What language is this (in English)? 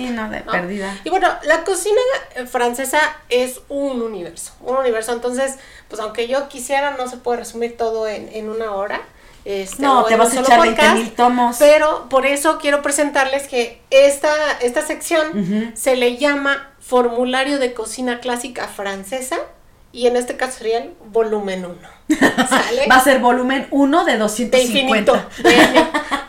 Spanish